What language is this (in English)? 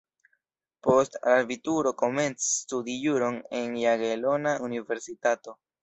Esperanto